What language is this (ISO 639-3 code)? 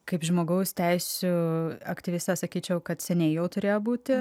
lit